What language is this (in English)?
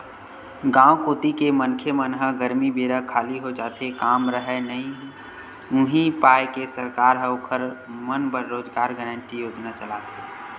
Chhattisgarhi